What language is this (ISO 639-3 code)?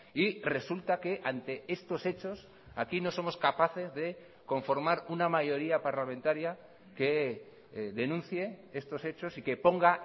spa